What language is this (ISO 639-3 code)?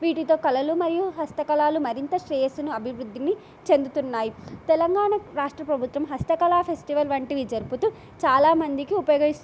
tel